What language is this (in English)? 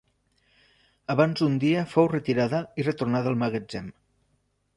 Catalan